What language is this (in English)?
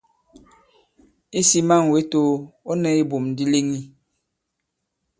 Bankon